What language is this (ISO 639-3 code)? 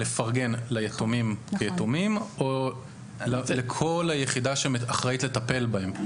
heb